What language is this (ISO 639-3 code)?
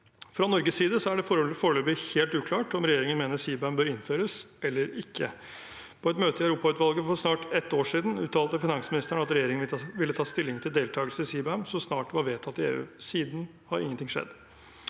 nor